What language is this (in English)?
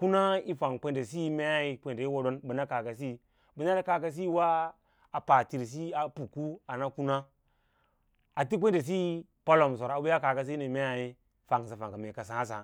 Lala-Roba